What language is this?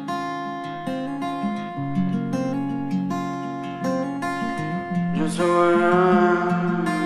Russian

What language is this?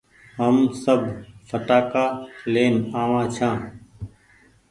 Goaria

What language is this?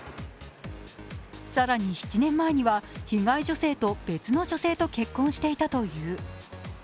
Japanese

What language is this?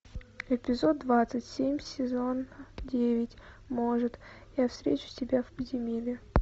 Russian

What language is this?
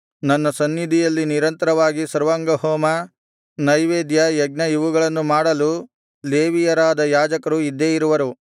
Kannada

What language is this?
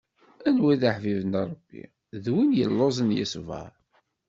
Kabyle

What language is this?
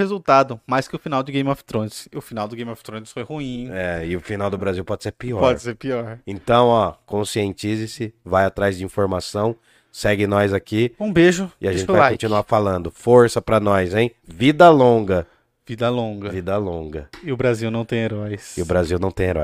Portuguese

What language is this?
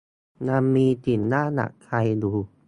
Thai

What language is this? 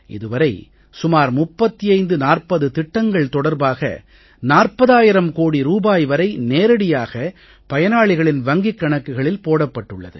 Tamil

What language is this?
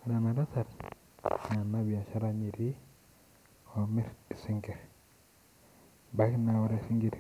Masai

